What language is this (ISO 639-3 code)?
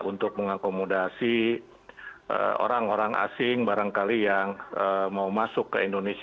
ind